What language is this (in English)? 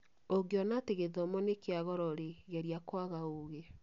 Kikuyu